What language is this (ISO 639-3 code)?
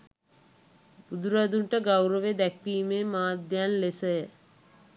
sin